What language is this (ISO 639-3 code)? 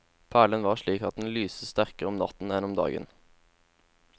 nor